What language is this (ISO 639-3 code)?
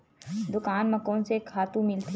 hne